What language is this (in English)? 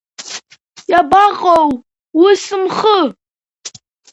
Abkhazian